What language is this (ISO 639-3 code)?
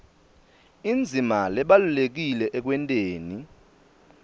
ssw